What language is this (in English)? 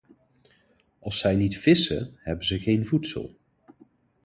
Dutch